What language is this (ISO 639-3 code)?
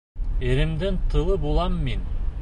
bak